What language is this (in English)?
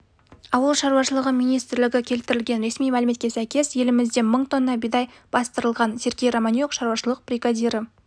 Kazakh